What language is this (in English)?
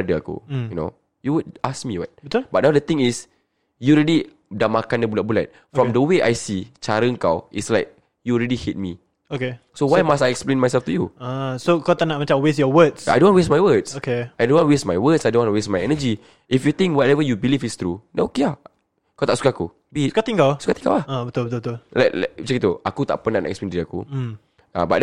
Malay